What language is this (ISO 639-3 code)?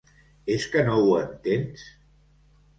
cat